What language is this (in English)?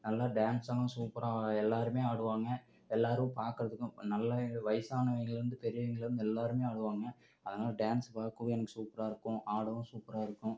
Tamil